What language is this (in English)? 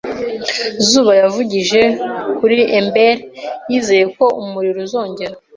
Kinyarwanda